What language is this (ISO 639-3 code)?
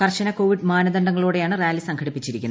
mal